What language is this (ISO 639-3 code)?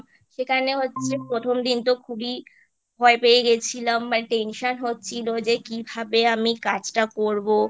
ben